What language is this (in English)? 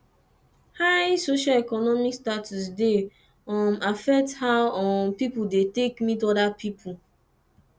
Nigerian Pidgin